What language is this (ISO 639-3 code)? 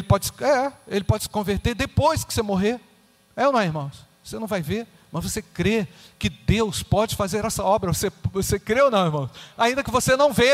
por